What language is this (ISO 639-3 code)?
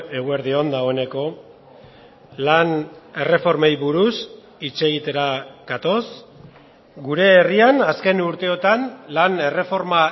eus